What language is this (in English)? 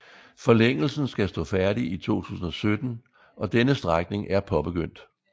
Danish